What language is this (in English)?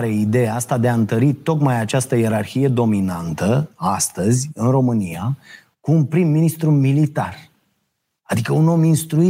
Romanian